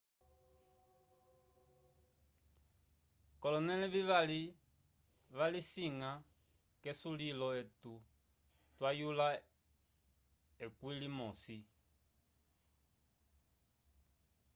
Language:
Umbundu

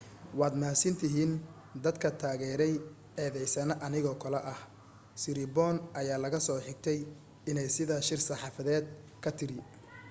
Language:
Somali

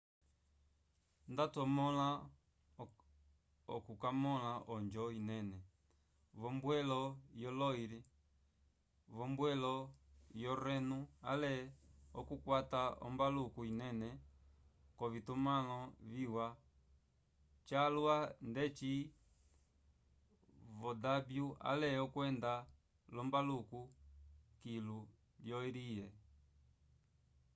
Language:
Umbundu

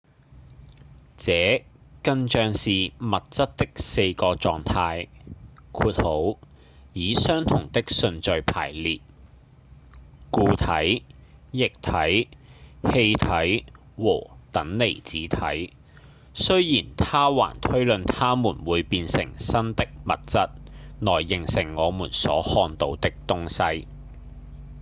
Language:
Cantonese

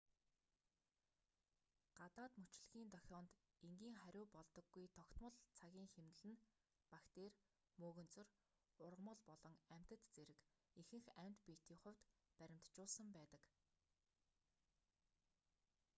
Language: Mongolian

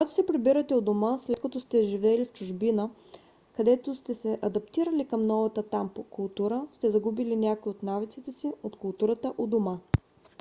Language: Bulgarian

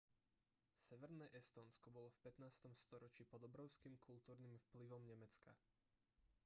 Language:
Slovak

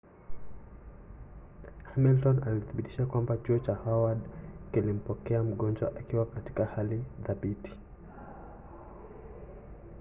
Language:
Swahili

